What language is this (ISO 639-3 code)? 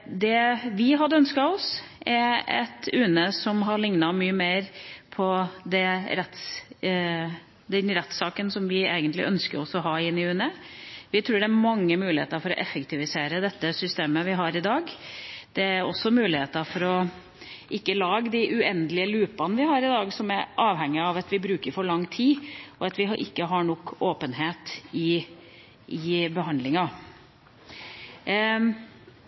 nob